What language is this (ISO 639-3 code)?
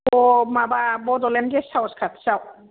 brx